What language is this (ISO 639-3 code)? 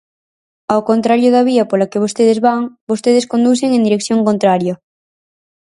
glg